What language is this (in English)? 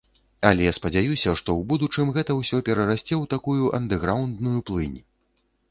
Belarusian